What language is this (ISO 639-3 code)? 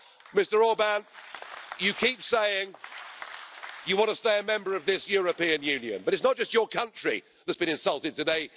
eng